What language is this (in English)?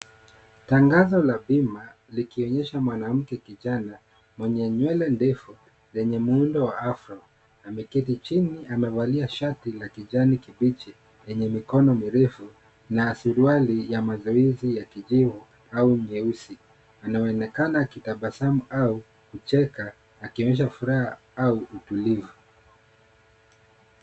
Swahili